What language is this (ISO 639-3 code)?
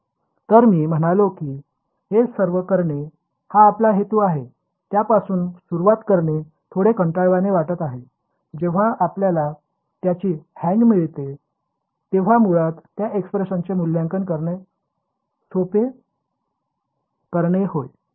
mar